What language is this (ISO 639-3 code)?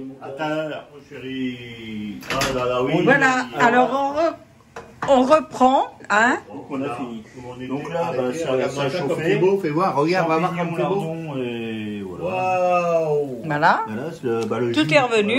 fra